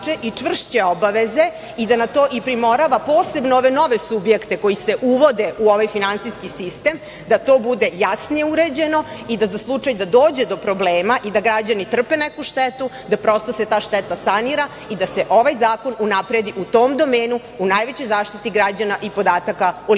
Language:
Serbian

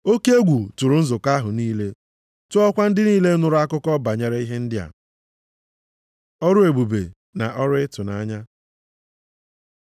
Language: Igbo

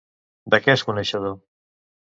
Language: Catalan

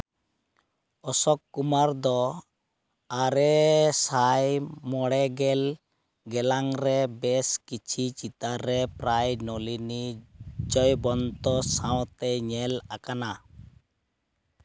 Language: Santali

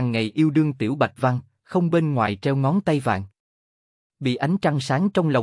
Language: Vietnamese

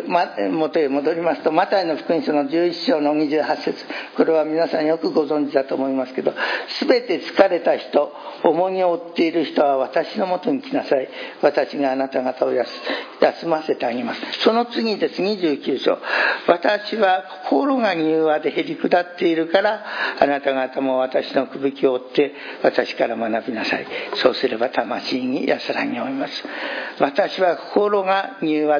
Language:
Japanese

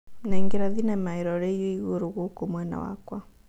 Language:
Kikuyu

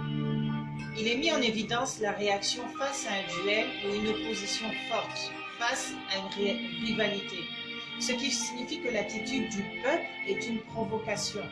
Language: French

